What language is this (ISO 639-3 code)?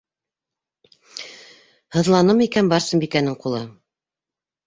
bak